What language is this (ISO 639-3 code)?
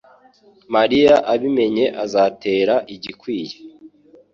kin